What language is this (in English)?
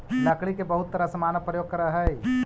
Magahi